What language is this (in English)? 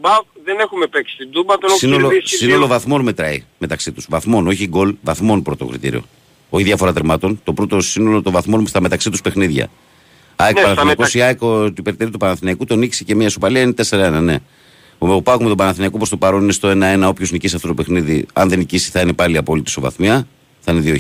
Greek